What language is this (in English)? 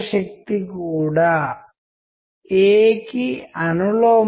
Telugu